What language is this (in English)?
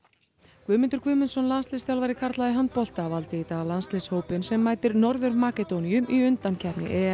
Icelandic